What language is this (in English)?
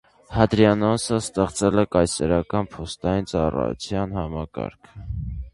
Armenian